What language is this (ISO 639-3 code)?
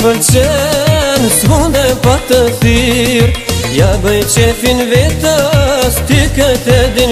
bul